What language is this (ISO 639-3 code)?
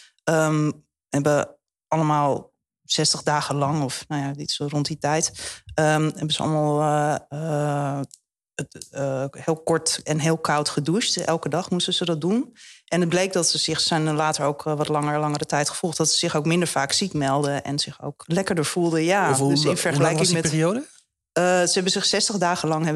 nld